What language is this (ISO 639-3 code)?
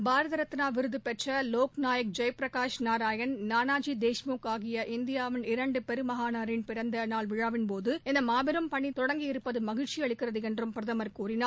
tam